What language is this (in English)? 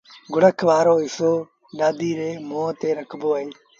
Sindhi Bhil